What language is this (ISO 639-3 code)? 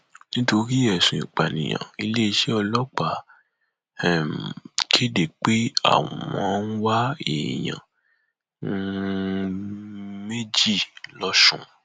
yor